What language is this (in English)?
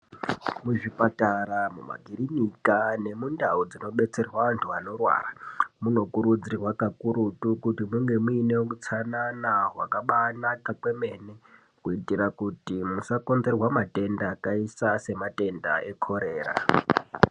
Ndau